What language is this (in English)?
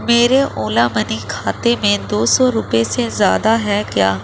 Urdu